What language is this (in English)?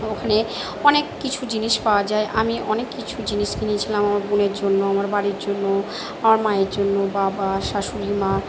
Bangla